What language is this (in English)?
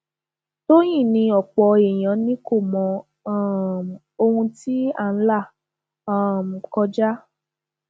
Yoruba